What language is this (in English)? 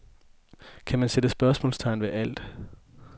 Danish